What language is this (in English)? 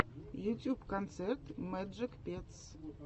Russian